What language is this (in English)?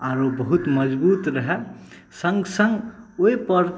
Maithili